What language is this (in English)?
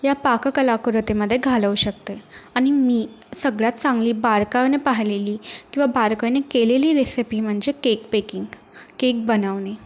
Marathi